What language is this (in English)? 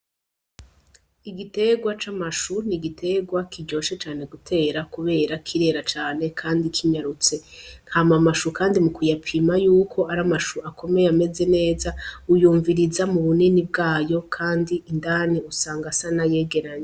Rundi